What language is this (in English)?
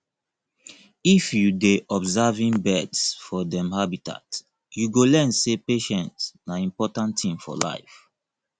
Nigerian Pidgin